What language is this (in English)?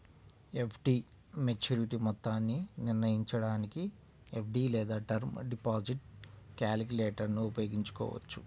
Telugu